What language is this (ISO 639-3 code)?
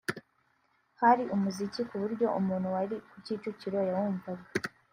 kin